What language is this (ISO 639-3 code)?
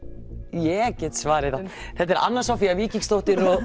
isl